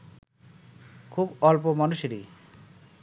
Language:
Bangla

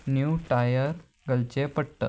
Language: Konkani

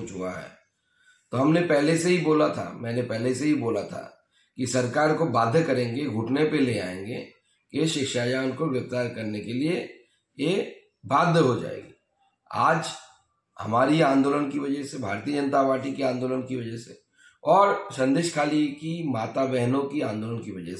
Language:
Hindi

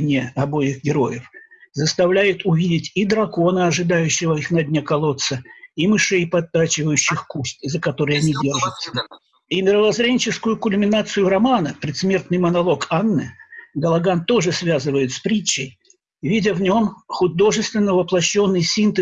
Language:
Russian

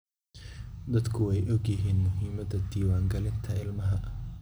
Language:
Somali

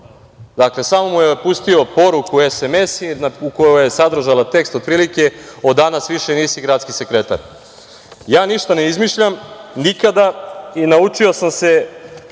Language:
Serbian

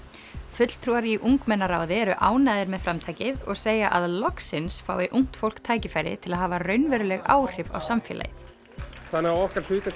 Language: Icelandic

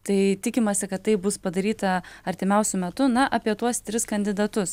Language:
Lithuanian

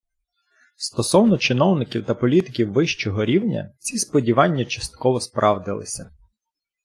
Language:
Ukrainian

